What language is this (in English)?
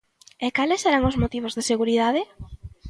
Galician